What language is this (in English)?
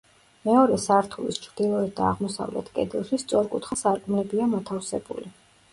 Georgian